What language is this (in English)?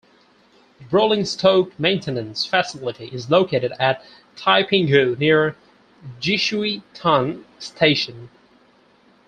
English